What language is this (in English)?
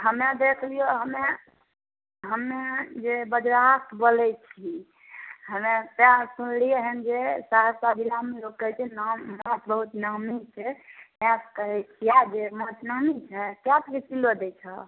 Maithili